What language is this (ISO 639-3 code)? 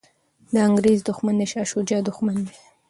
pus